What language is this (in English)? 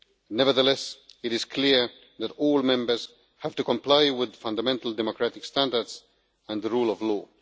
English